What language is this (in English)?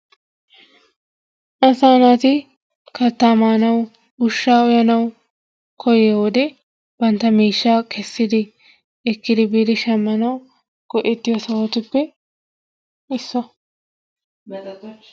Wolaytta